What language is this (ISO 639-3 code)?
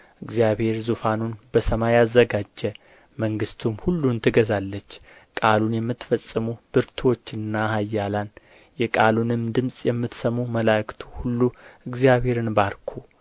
amh